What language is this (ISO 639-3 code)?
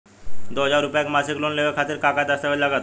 bho